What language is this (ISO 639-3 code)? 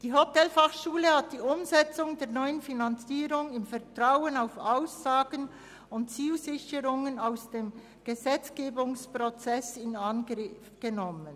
gsw